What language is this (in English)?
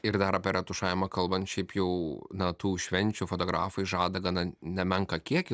Lithuanian